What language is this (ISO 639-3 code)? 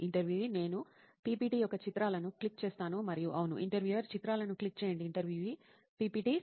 tel